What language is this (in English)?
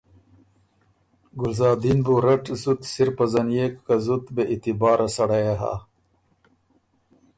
Ormuri